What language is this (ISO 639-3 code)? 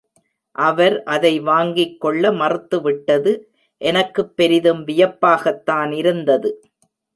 tam